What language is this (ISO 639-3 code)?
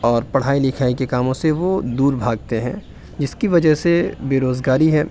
urd